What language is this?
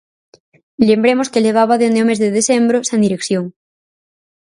Galician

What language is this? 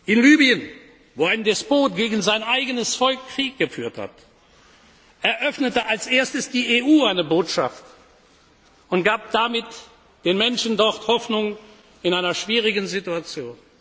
German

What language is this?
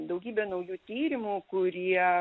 Lithuanian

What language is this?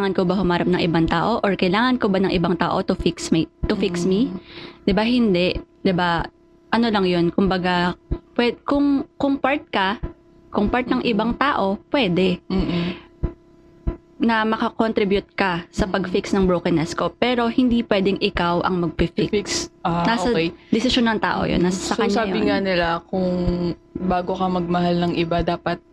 Filipino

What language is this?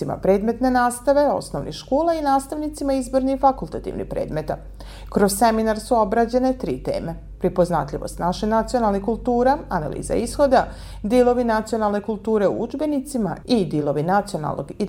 Croatian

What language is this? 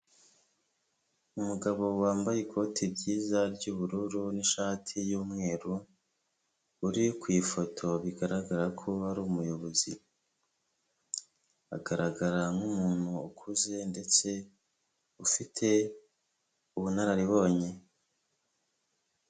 Kinyarwanda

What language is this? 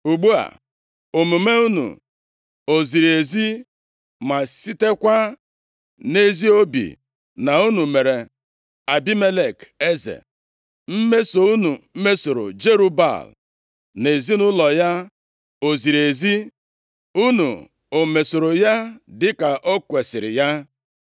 Igbo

